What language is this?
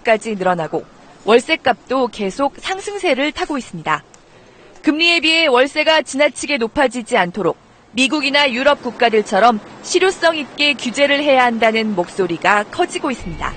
Korean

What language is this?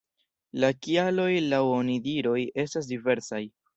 Esperanto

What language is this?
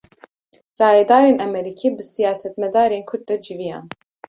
Kurdish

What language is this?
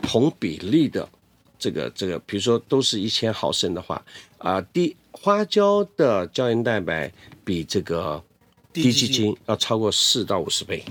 Chinese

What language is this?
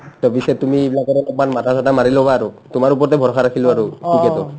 Assamese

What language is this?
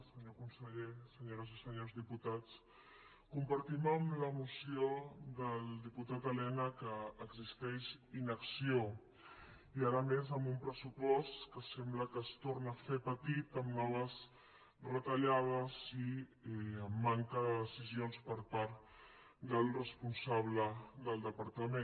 Catalan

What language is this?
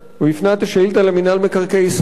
Hebrew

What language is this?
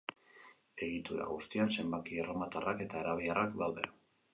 Basque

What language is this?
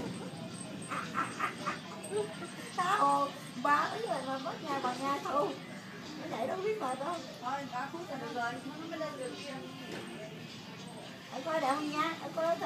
Vietnamese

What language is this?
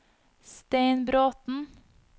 Norwegian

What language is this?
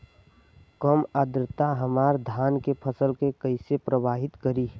Bhojpuri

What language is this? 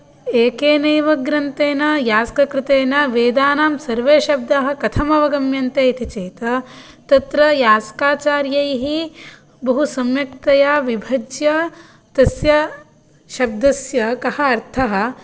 Sanskrit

